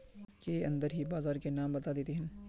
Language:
Magahi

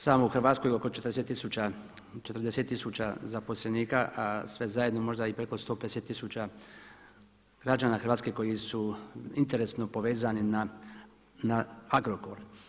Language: Croatian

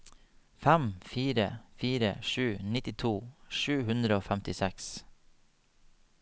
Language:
Norwegian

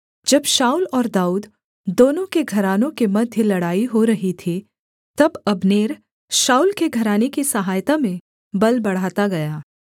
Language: Hindi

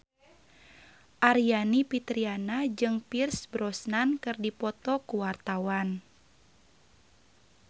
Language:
Sundanese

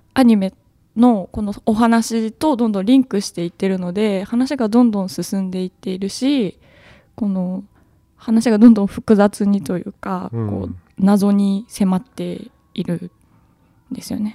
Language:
Japanese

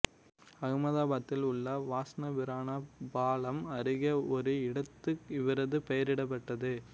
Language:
Tamil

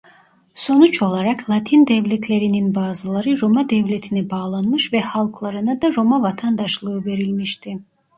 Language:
Turkish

